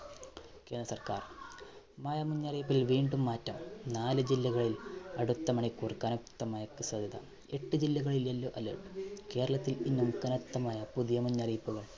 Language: Malayalam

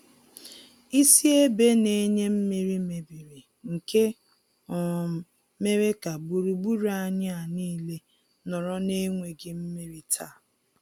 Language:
Igbo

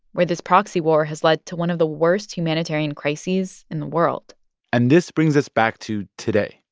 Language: English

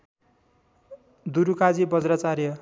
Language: Nepali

